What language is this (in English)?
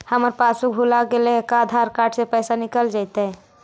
Magahi